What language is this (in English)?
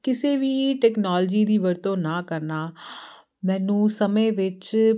Punjabi